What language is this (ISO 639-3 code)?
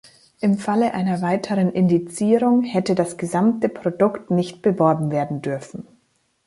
deu